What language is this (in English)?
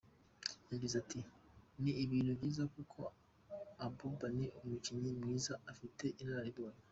Kinyarwanda